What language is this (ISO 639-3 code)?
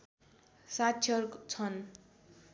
nep